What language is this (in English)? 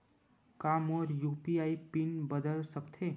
Chhattisgarhi